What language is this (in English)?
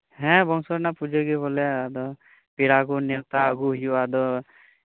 Santali